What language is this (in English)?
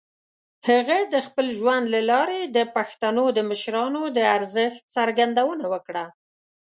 Pashto